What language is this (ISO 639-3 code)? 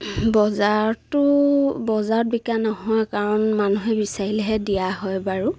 asm